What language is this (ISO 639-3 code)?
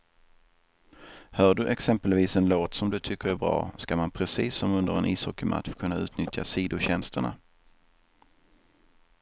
swe